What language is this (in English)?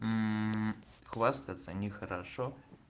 Russian